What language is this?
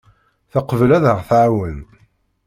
Kabyle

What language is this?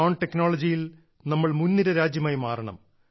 Malayalam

